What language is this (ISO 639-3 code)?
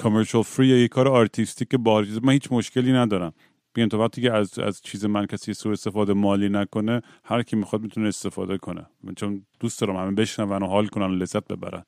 fas